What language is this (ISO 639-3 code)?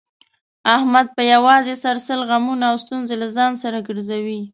pus